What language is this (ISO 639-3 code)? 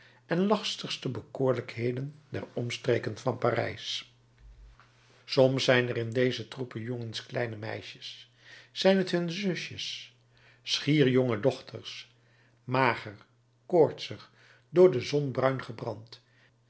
nld